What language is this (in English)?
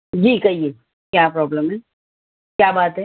Urdu